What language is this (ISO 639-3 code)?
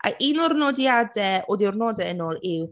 cym